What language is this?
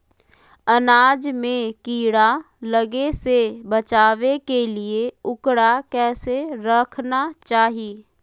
Magahi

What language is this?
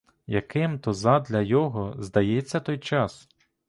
Ukrainian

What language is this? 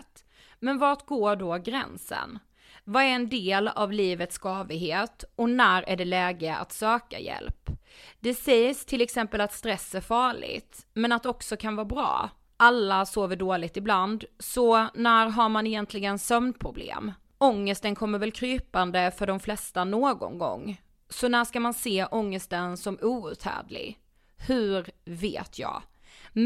Swedish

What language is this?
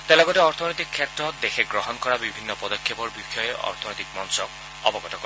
Assamese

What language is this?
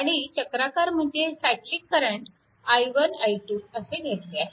Marathi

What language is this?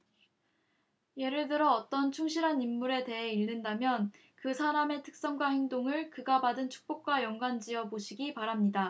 Korean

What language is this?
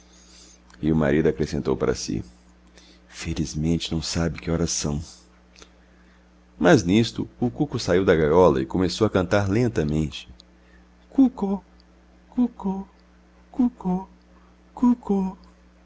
Portuguese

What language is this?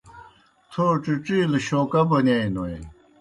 Kohistani Shina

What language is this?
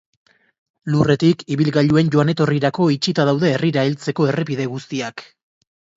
Basque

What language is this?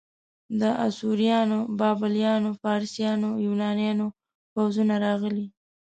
Pashto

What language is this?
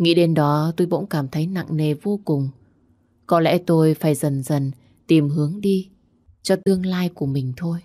Vietnamese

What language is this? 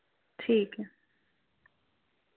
Dogri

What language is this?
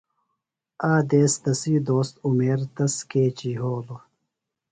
Phalura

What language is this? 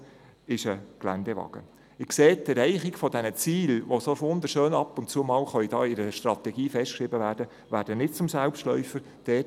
Swiss German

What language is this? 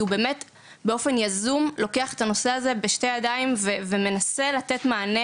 Hebrew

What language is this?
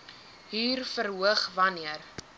Afrikaans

